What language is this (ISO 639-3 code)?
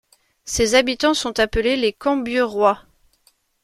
fra